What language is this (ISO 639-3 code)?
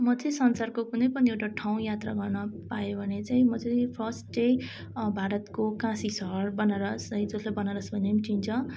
nep